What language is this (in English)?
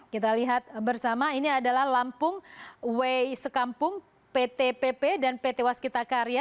Indonesian